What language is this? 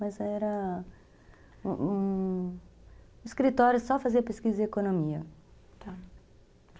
Portuguese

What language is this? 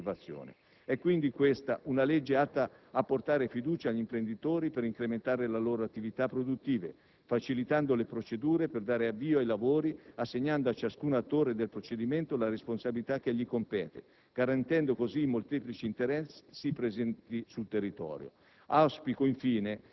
Italian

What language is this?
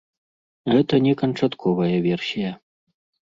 Belarusian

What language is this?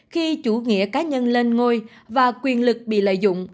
Vietnamese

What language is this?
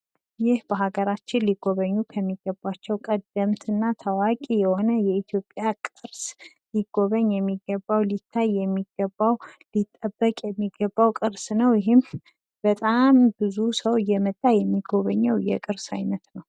Amharic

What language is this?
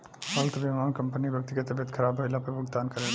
Bhojpuri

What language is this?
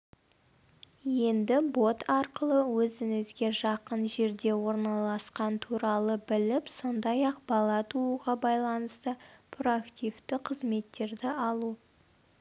Kazakh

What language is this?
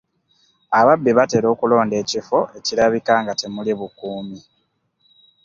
Ganda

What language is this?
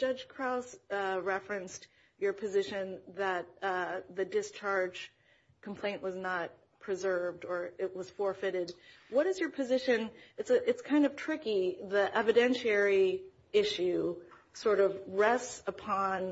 English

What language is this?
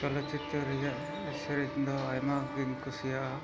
Santali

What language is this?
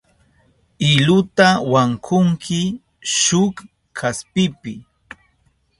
Southern Pastaza Quechua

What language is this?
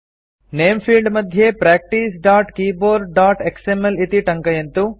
Sanskrit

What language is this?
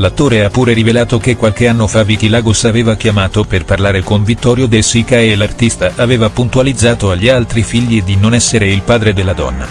Italian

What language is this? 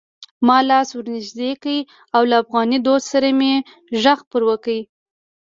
Pashto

